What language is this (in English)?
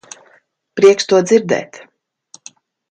Latvian